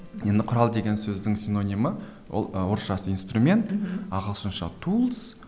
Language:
Kazakh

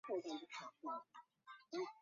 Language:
Chinese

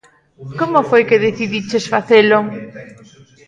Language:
Galician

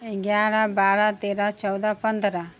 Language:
Maithili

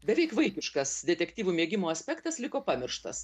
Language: Lithuanian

